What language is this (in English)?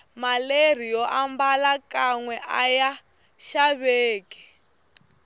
Tsonga